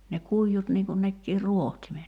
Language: Finnish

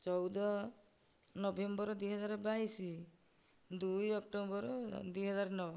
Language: Odia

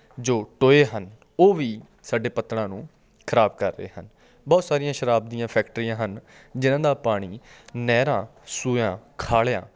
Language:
Punjabi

